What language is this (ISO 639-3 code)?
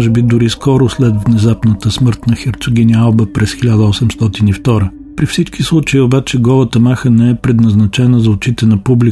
bul